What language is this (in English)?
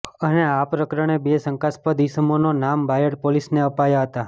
Gujarati